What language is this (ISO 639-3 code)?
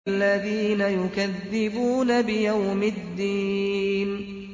ara